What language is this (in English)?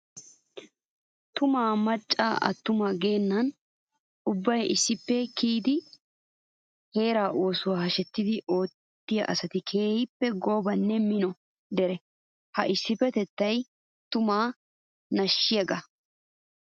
Wolaytta